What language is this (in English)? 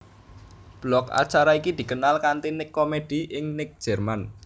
Javanese